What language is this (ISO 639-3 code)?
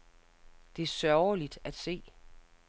dan